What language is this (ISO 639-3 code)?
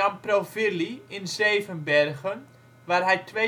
nld